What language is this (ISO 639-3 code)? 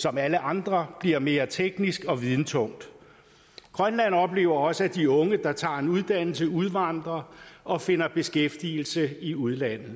dan